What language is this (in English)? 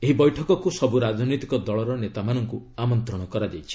Odia